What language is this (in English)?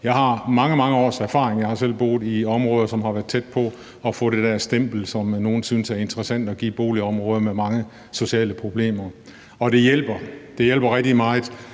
Danish